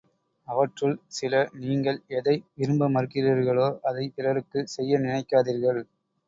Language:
Tamil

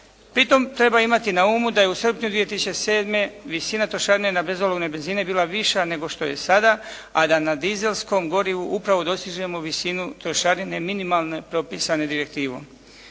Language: Croatian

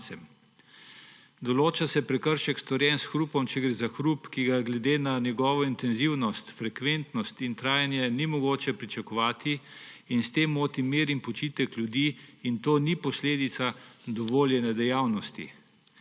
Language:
Slovenian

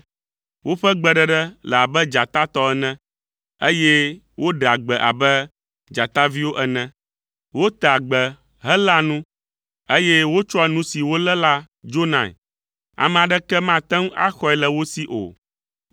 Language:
Ewe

